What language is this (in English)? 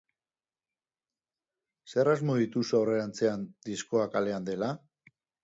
Basque